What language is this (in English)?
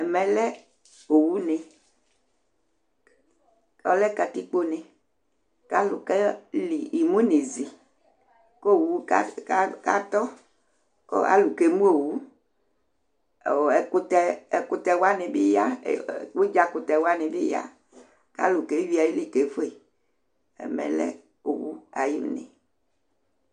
Ikposo